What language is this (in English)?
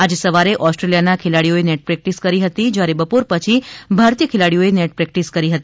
Gujarati